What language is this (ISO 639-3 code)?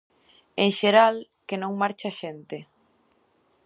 glg